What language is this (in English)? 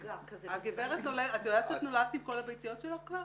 Hebrew